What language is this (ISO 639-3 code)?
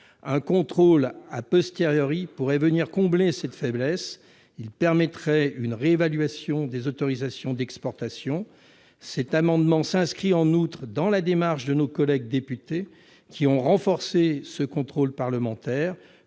fra